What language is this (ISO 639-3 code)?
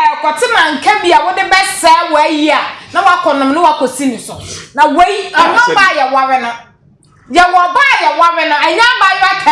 eng